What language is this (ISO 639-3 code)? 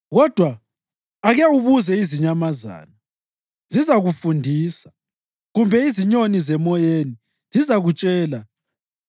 nde